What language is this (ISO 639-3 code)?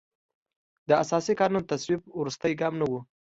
pus